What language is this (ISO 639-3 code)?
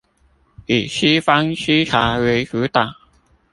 zho